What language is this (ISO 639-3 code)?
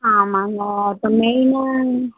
tam